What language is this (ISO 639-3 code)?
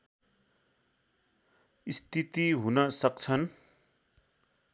nep